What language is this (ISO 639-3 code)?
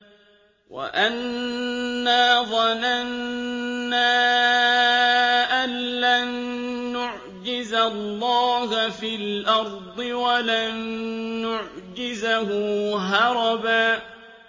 ara